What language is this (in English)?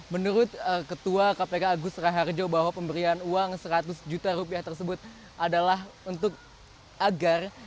Indonesian